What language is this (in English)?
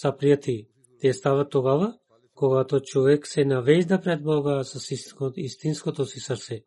Bulgarian